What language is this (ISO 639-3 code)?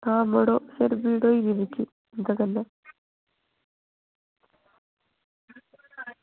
doi